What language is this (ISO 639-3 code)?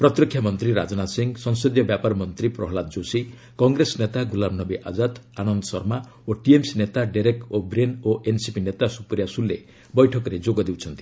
ori